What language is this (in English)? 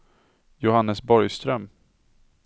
Swedish